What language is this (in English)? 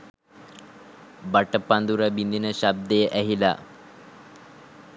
Sinhala